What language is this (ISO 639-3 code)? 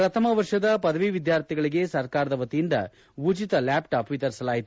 kan